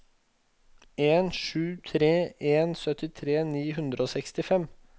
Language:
Norwegian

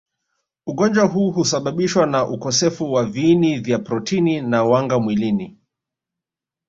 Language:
Swahili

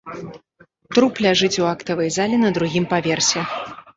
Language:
Belarusian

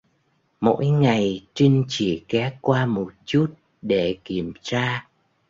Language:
Vietnamese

